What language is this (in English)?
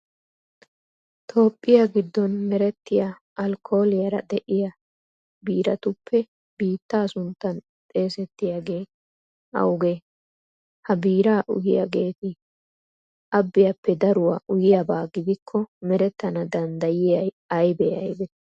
Wolaytta